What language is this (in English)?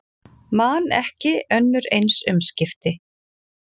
Icelandic